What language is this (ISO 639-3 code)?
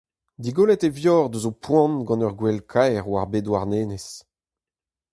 bre